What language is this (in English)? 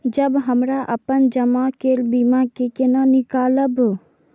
Maithili